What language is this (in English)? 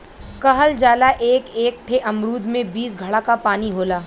Bhojpuri